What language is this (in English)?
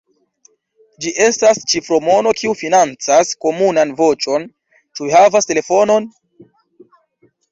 Esperanto